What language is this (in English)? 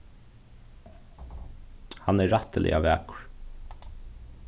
Faroese